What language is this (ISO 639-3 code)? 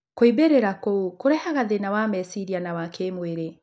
kik